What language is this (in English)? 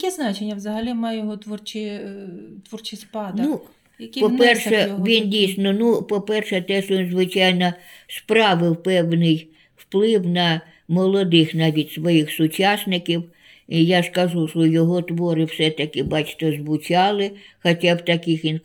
Ukrainian